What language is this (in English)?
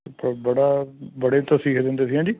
Punjabi